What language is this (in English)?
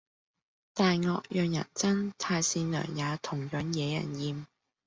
Cantonese